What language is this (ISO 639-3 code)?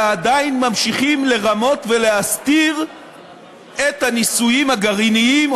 heb